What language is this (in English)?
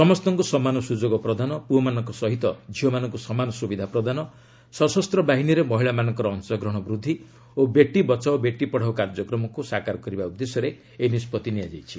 Odia